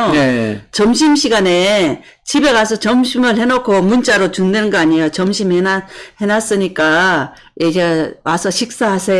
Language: Korean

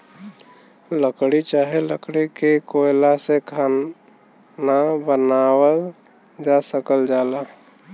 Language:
Bhojpuri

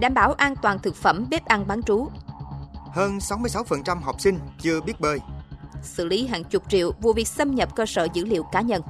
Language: Vietnamese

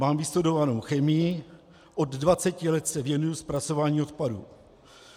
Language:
Czech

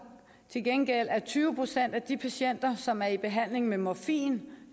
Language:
Danish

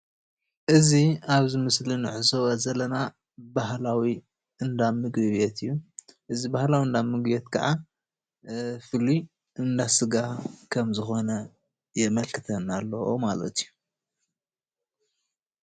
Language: Tigrinya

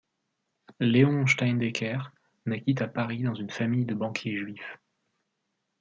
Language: French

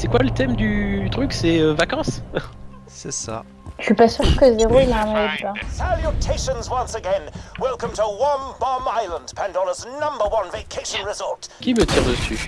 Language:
French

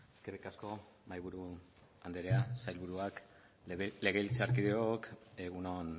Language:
Basque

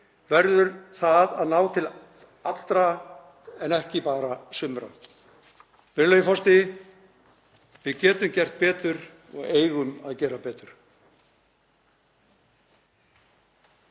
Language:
Icelandic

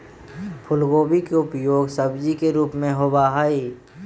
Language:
Magahi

